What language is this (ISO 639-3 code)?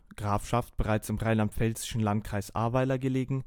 deu